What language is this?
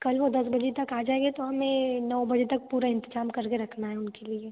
Hindi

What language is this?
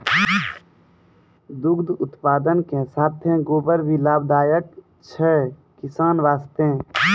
Maithili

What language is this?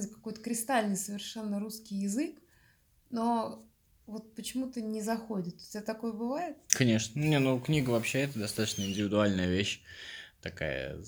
Russian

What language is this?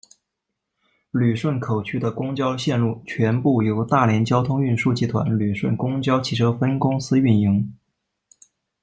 Chinese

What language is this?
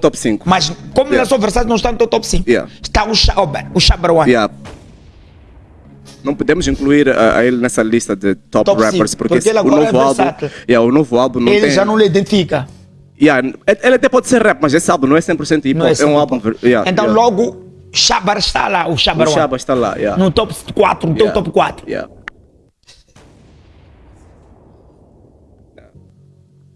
Portuguese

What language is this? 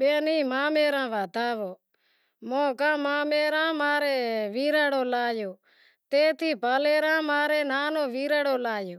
Wadiyara Koli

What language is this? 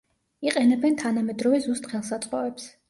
Georgian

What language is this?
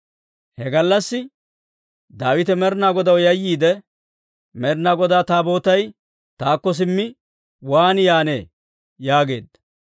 Dawro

